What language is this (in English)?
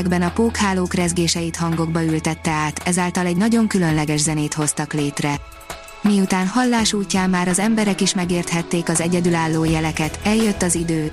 Hungarian